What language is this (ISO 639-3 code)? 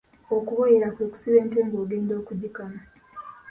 lug